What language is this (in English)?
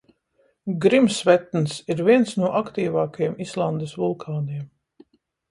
Latvian